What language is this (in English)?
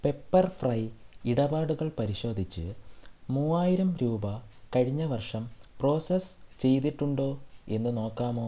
Malayalam